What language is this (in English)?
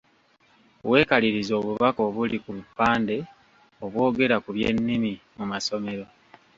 Ganda